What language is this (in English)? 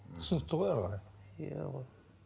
Kazakh